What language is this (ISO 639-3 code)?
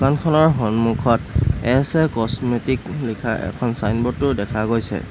asm